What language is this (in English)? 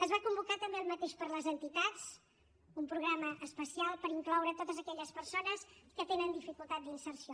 Catalan